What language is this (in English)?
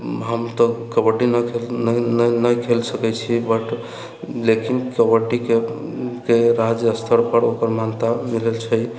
Maithili